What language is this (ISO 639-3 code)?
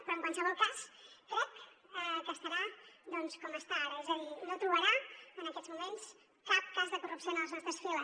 cat